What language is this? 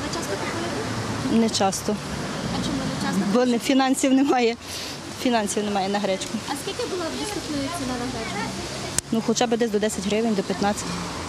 Ukrainian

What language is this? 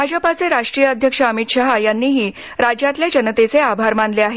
Marathi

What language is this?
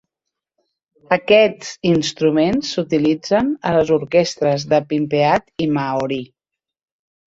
Catalan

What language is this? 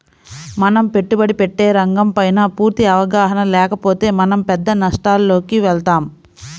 Telugu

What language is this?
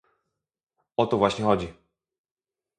Polish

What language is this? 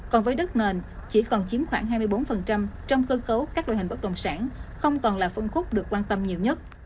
Vietnamese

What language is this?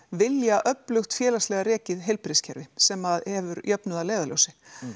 Icelandic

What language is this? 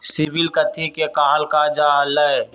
Magahi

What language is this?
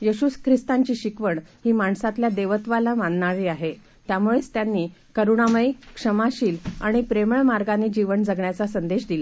Marathi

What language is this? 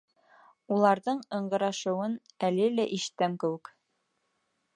Bashkir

